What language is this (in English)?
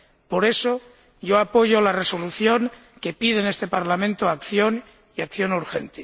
Spanish